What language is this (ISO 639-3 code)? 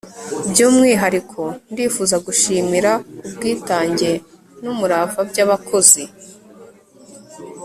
kin